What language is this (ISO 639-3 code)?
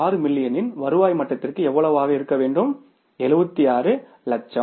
tam